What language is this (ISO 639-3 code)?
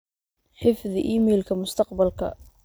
som